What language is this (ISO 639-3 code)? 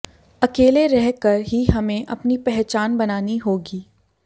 hin